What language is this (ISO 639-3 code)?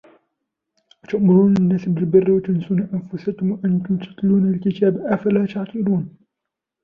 ara